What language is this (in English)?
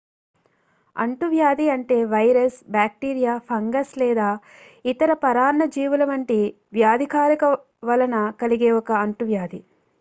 Telugu